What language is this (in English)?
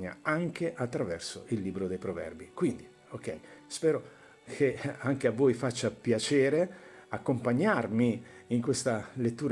Italian